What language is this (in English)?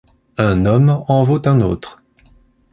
French